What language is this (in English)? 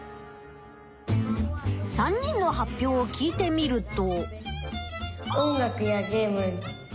Japanese